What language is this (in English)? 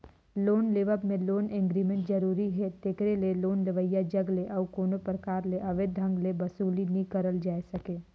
Chhattisgarhi